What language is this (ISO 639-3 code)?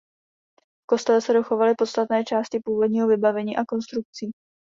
ces